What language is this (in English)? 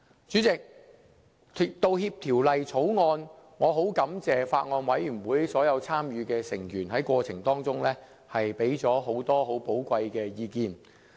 Cantonese